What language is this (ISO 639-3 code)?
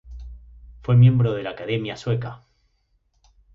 spa